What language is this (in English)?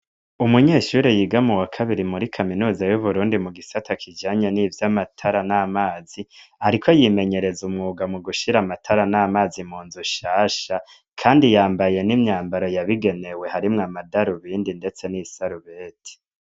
Rundi